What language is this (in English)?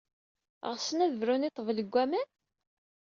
Kabyle